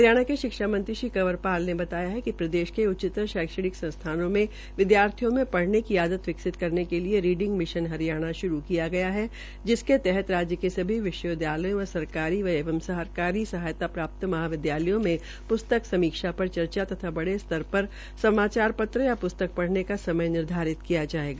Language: Hindi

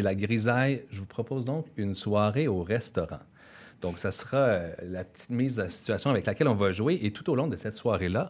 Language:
French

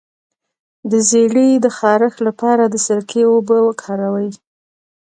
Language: Pashto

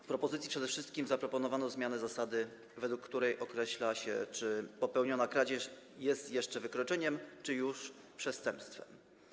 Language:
Polish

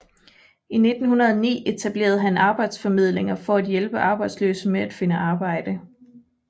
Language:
Danish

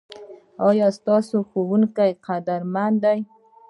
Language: Pashto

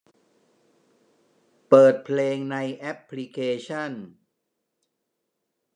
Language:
Thai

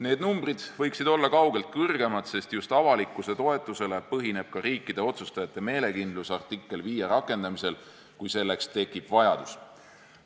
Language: Estonian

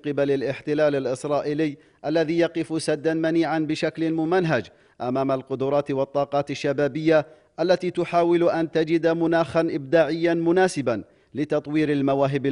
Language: Arabic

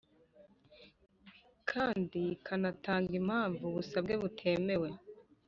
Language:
Kinyarwanda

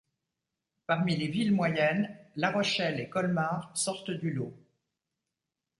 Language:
French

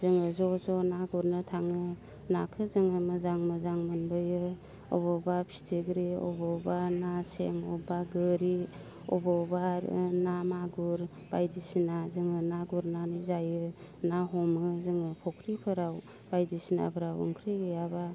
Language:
Bodo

